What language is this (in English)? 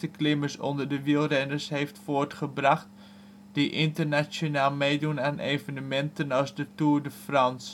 Dutch